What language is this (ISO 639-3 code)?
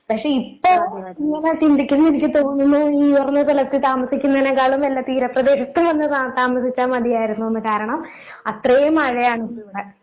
mal